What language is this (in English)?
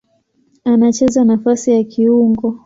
Swahili